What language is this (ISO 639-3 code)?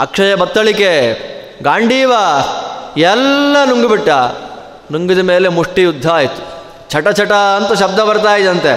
kan